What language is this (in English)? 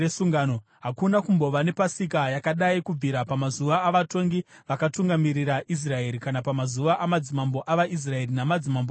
Shona